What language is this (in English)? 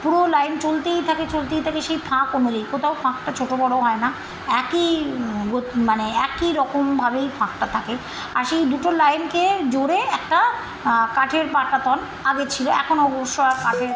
Bangla